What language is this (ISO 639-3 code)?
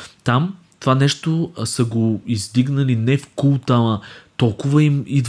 bul